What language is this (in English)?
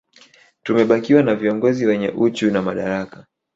Swahili